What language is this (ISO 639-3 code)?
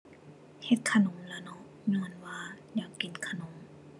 tha